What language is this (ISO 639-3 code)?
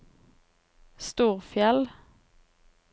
nor